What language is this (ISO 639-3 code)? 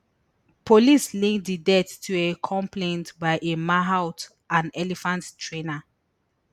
pcm